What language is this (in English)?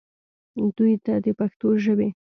Pashto